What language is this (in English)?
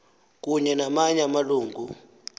Xhosa